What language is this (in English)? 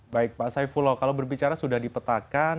Indonesian